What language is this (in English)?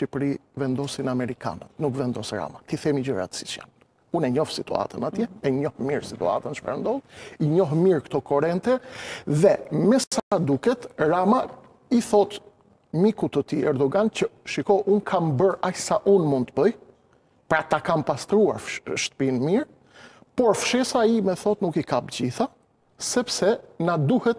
Romanian